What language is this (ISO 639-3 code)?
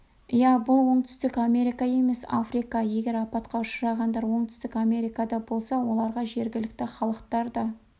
kaz